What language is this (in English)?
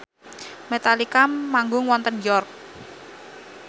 Javanese